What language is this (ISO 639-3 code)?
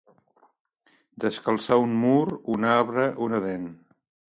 cat